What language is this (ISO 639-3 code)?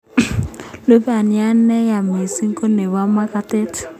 kln